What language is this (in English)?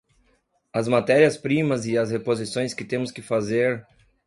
Portuguese